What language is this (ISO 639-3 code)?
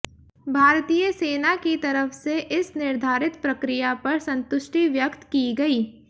hin